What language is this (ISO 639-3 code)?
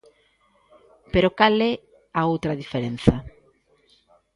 glg